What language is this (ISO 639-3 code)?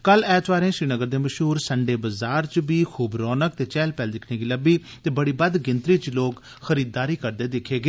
doi